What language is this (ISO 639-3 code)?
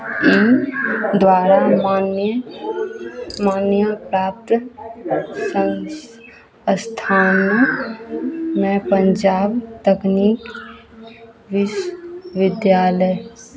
mai